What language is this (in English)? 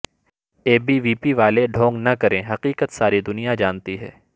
Urdu